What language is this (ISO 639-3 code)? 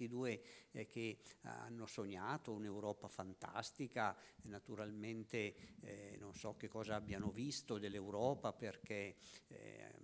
ita